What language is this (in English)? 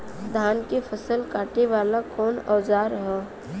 Bhojpuri